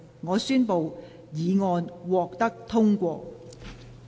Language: Cantonese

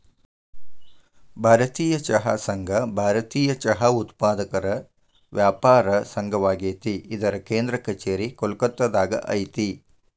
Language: Kannada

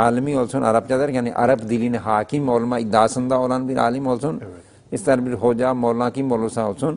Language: Turkish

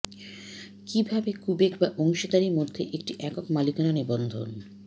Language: Bangla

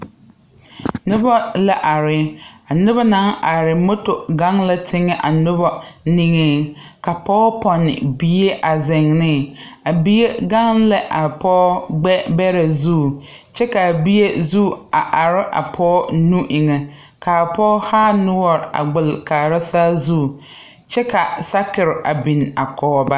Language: Southern Dagaare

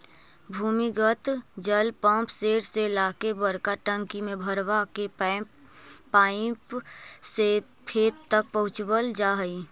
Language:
Magahi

